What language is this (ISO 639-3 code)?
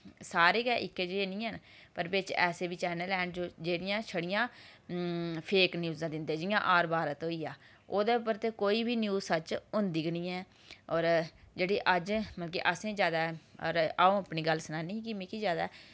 doi